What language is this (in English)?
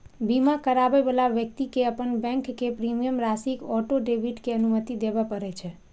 Maithili